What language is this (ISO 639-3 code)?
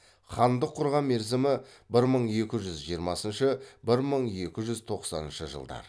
kaz